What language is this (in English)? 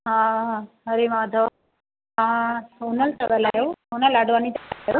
Sindhi